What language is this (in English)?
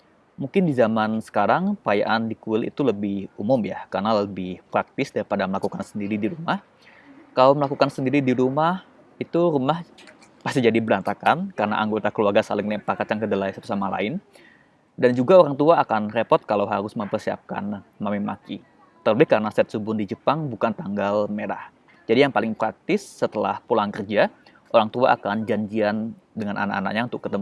Indonesian